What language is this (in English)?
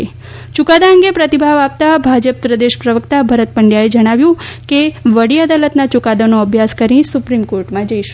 Gujarati